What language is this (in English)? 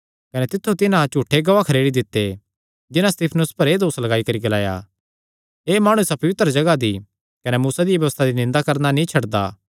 Kangri